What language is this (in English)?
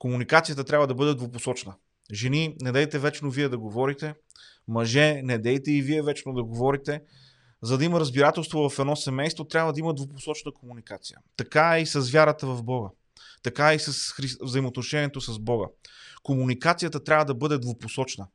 Bulgarian